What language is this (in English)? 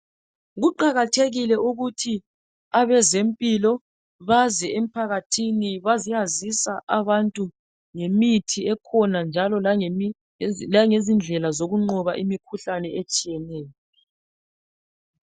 North Ndebele